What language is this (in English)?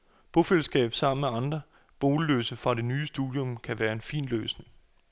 Danish